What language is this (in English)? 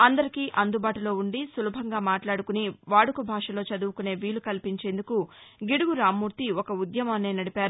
Telugu